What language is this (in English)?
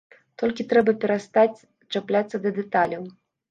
Belarusian